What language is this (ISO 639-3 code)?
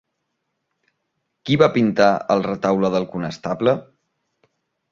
cat